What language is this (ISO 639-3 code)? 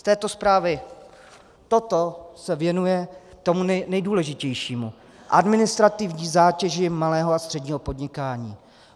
ces